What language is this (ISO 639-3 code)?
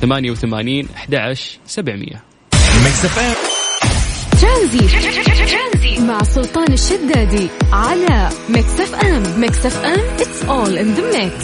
ara